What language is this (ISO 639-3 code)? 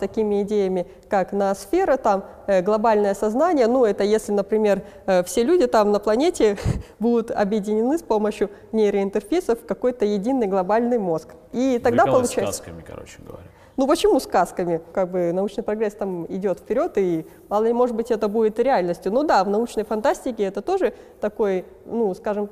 rus